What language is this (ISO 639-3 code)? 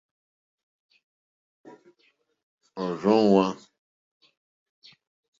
bri